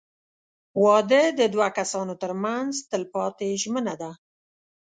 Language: Pashto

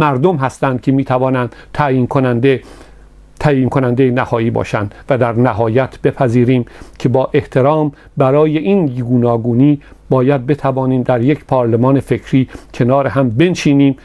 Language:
Persian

